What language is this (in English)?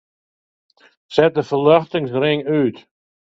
Western Frisian